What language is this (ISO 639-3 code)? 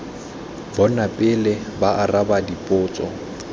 tsn